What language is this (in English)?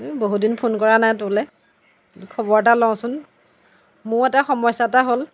Assamese